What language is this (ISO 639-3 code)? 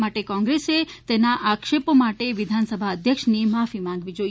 guj